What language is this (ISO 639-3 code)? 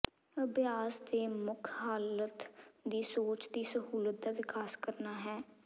pan